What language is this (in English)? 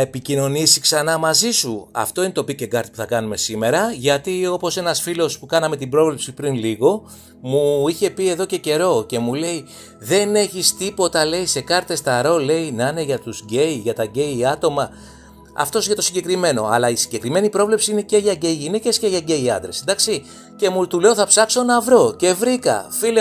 Greek